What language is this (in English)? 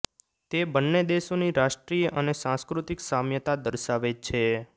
Gujarati